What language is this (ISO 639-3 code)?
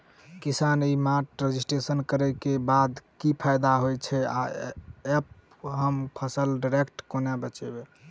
mai